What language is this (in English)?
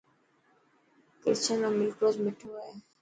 Dhatki